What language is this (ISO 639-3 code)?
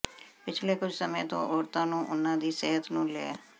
pan